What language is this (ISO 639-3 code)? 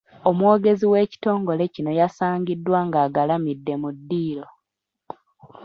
lug